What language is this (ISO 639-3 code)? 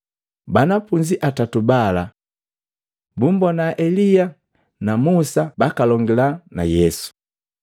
mgv